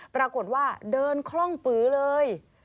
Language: Thai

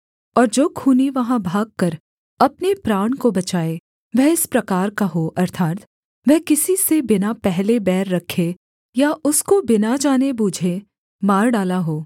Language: Hindi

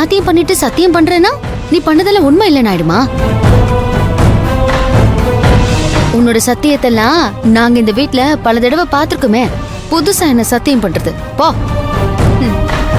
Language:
Korean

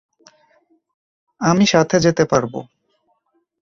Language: Bangla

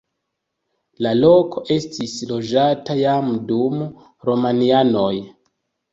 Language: Esperanto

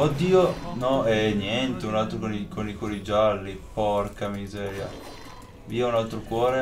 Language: Italian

